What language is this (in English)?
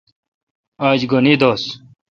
Kalkoti